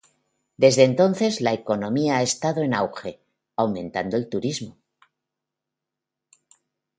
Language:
Spanish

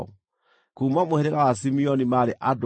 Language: Kikuyu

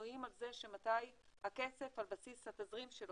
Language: Hebrew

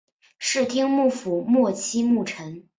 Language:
Chinese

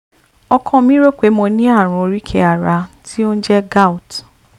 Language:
Yoruba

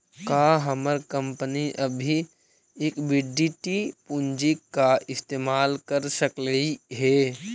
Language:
Magahi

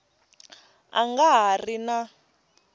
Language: Tsonga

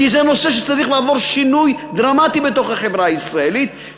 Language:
Hebrew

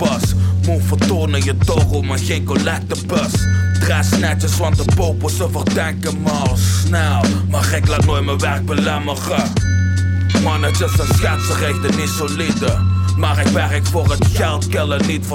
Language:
Dutch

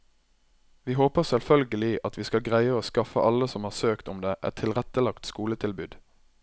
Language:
Norwegian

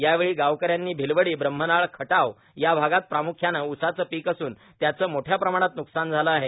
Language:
Marathi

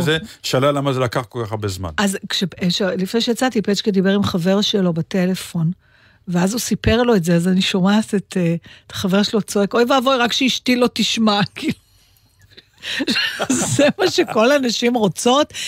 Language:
Hebrew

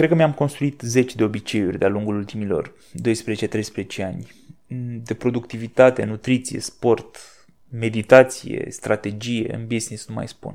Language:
Romanian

